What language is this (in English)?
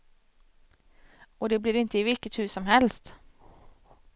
Swedish